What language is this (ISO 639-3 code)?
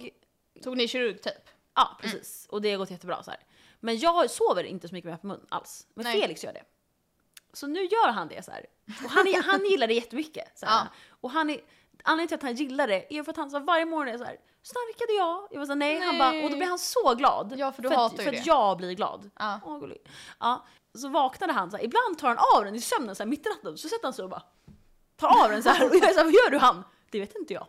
swe